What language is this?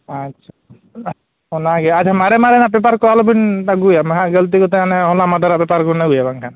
Santali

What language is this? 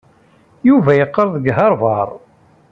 Kabyle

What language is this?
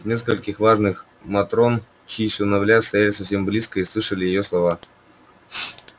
Russian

